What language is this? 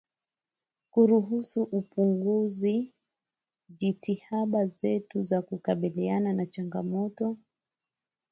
Swahili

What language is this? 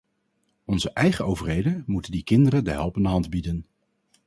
Dutch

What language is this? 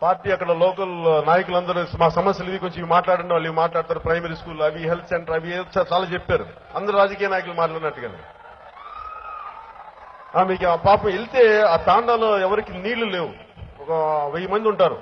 Telugu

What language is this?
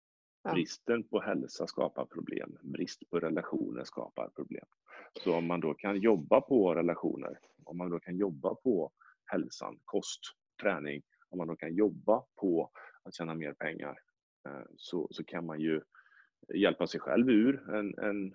Swedish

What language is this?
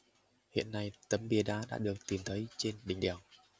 Vietnamese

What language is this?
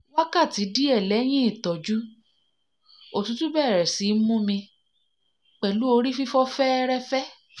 Yoruba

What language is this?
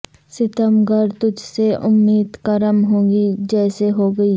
Urdu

